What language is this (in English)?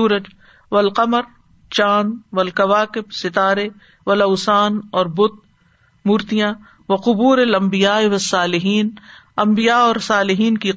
Urdu